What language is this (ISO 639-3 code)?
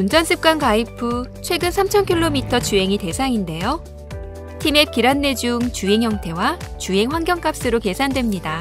kor